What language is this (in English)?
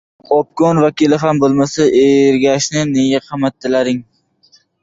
Uzbek